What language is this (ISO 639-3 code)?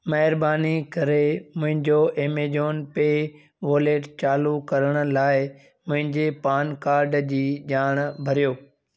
snd